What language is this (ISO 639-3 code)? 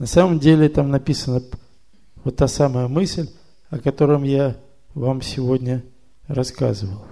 rus